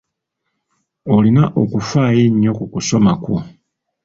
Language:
Ganda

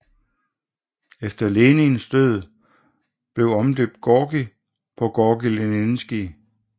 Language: Danish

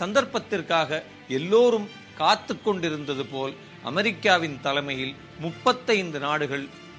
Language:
Tamil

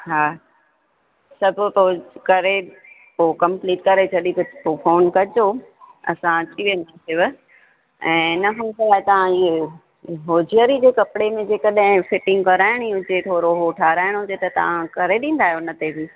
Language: Sindhi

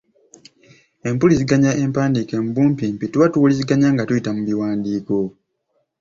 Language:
Ganda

